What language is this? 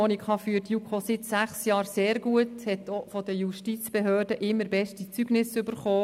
Swiss German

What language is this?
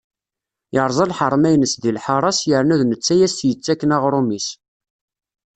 Kabyle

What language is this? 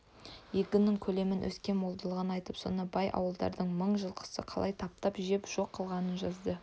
Kazakh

